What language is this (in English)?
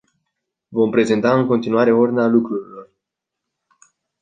Romanian